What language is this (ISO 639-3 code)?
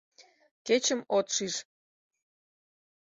chm